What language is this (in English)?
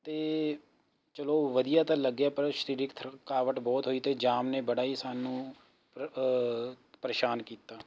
Punjabi